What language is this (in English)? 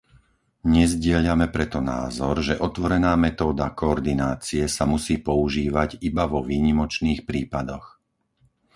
Slovak